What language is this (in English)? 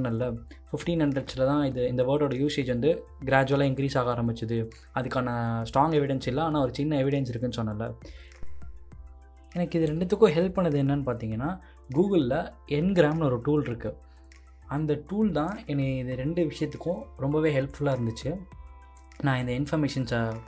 Tamil